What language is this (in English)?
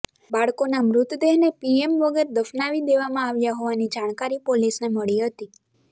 Gujarati